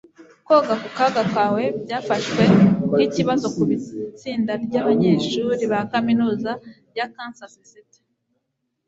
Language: Kinyarwanda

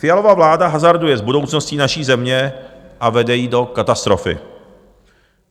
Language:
Czech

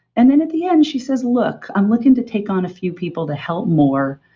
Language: English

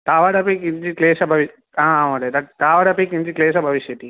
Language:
Sanskrit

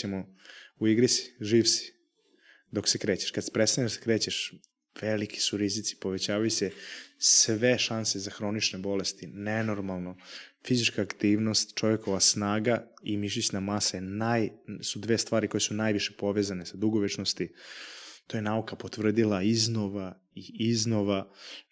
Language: Croatian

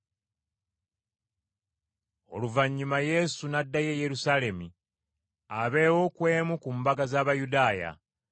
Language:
Ganda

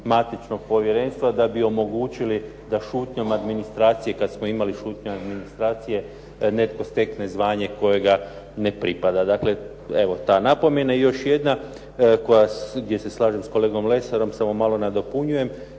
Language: Croatian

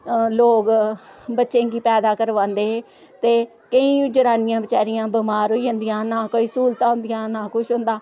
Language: Dogri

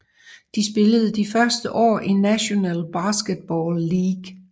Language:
Danish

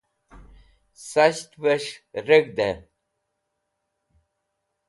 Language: Wakhi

